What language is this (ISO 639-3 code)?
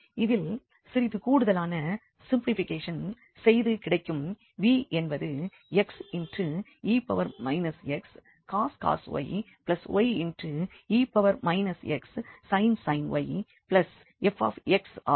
tam